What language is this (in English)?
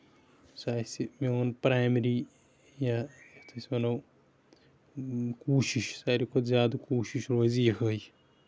Kashmiri